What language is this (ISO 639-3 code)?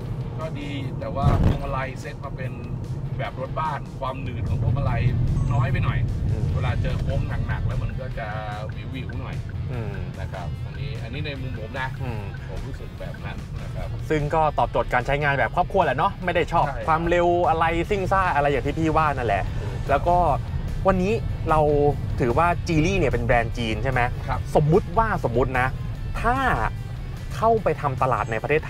tha